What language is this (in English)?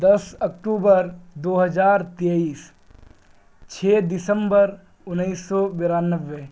Urdu